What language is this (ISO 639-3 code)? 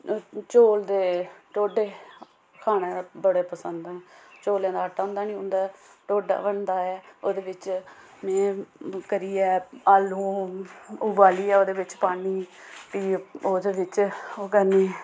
doi